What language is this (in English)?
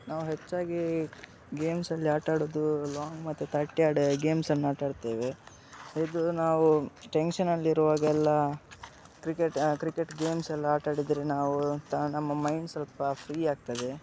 Kannada